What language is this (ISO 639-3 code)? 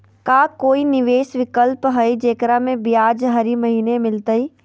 mag